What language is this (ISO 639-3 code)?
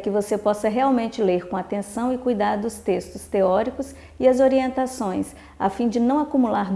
por